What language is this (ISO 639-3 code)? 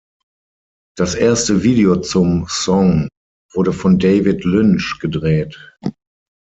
deu